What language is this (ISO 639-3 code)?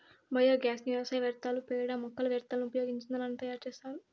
tel